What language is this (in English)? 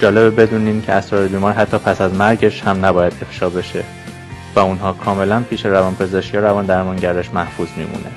Persian